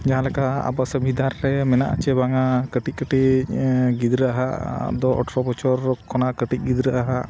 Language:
Santali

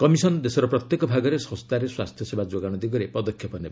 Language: Odia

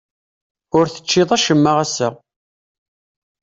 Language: Kabyle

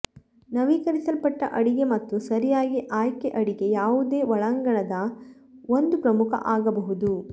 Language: Kannada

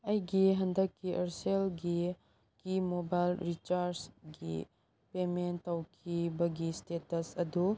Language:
Manipuri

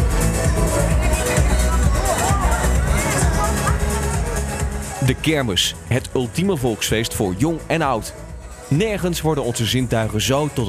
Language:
Dutch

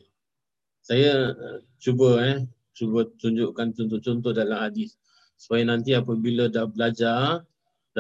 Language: Malay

